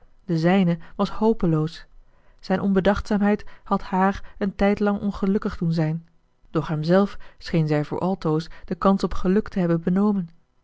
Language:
Dutch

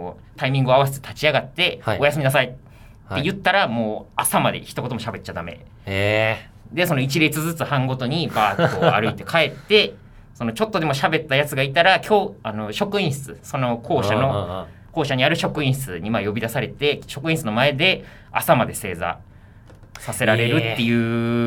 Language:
Japanese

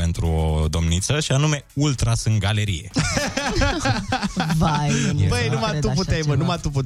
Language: Romanian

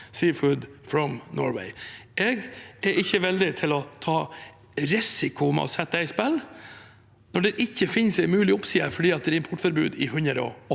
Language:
Norwegian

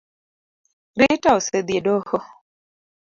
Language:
Luo (Kenya and Tanzania)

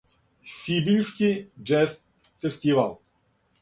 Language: Serbian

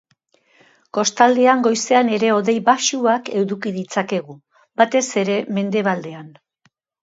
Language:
Basque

